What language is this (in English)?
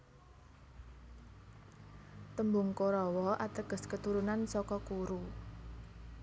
Javanese